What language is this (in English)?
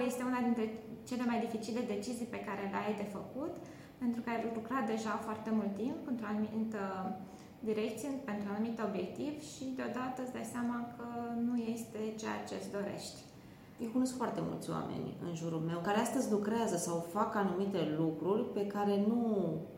Romanian